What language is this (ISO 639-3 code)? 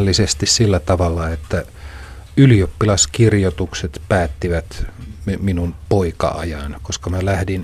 fin